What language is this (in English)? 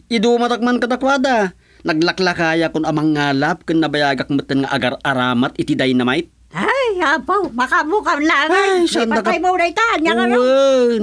Filipino